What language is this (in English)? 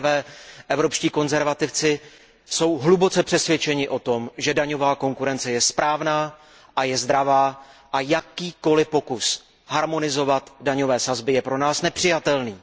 Czech